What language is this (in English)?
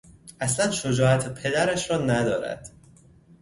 Persian